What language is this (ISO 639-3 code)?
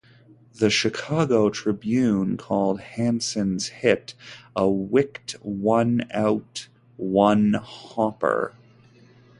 eng